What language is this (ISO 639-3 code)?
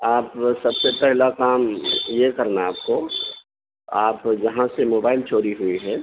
urd